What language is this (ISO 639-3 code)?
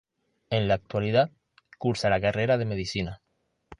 spa